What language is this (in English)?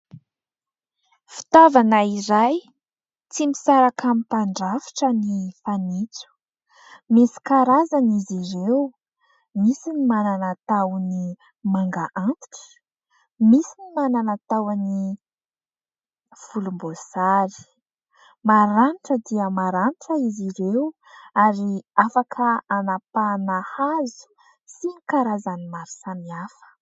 Malagasy